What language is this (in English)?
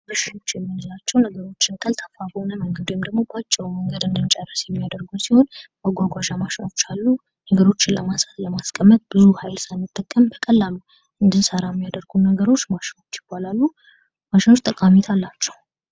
Amharic